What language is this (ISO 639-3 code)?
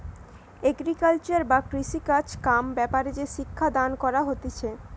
ben